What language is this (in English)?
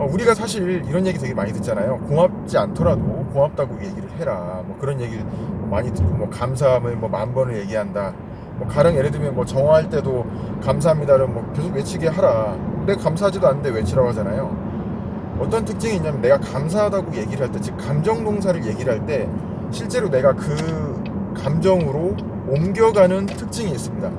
Korean